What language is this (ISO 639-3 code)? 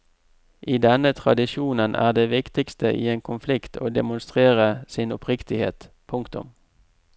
nor